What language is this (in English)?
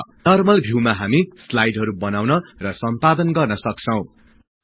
Nepali